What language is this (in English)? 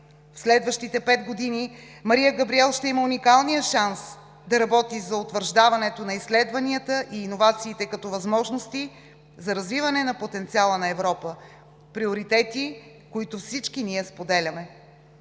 Bulgarian